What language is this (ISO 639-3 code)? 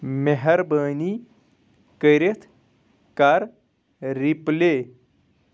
kas